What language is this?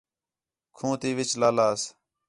Khetrani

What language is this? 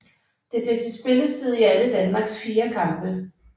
Danish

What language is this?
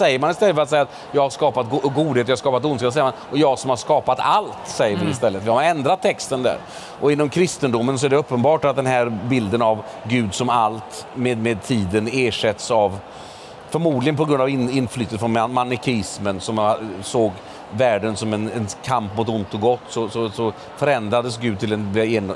Swedish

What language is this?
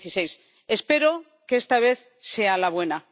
Spanish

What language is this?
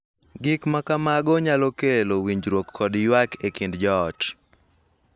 Luo (Kenya and Tanzania)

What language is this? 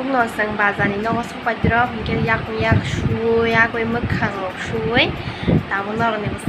Thai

